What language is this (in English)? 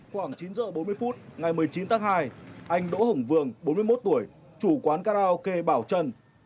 Vietnamese